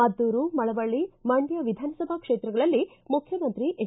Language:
Kannada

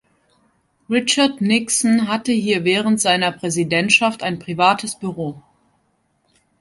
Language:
German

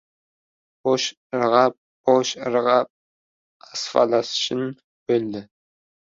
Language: Uzbek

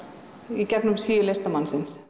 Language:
Icelandic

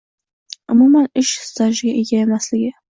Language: Uzbek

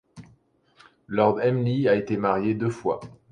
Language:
French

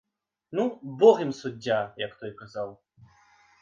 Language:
Belarusian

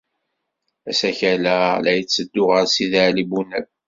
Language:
Kabyle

